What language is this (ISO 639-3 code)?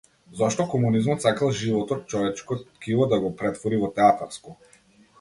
mkd